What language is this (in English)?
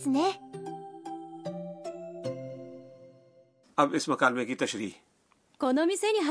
Urdu